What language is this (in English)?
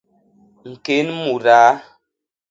Basaa